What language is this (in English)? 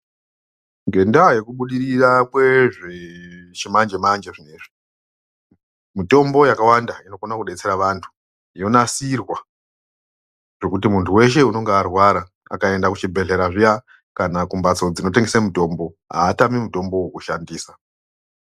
Ndau